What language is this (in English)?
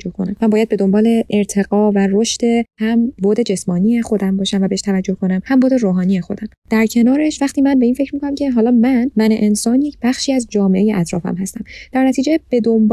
Persian